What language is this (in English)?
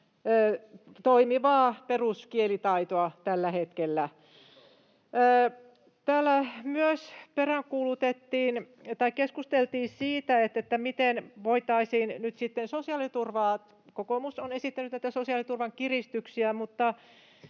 Finnish